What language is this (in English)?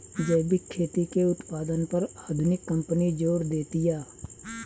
Bhojpuri